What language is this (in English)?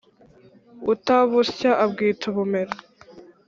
Kinyarwanda